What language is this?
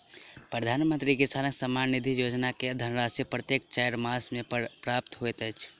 Maithili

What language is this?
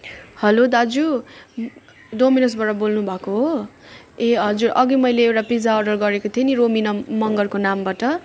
Nepali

